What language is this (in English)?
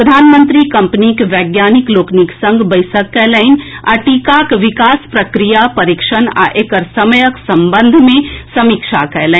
Maithili